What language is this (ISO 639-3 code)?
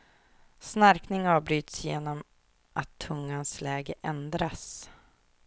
swe